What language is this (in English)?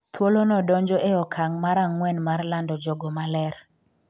Luo (Kenya and Tanzania)